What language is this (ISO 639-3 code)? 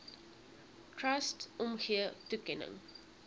afr